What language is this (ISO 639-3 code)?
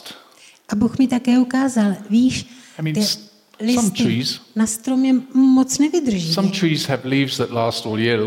ces